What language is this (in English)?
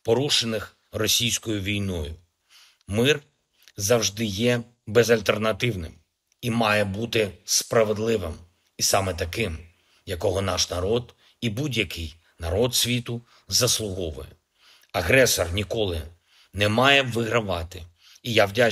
Ukrainian